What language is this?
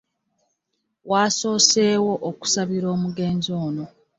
Ganda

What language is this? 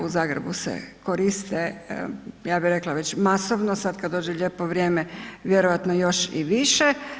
Croatian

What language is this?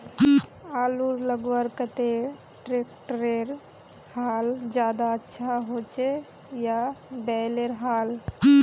Magahi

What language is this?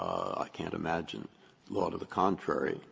English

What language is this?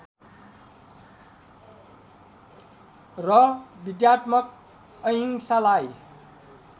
Nepali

